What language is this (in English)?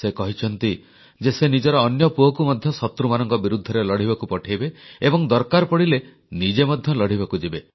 Odia